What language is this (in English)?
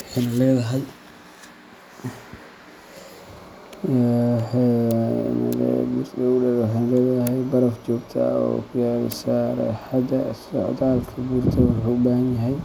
Somali